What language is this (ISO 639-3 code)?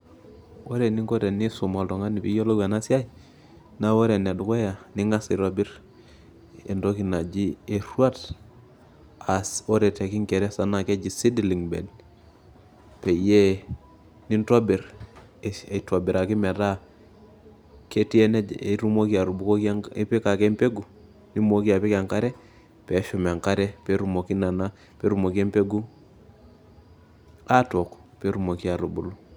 mas